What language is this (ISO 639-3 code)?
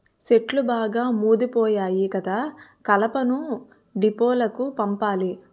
tel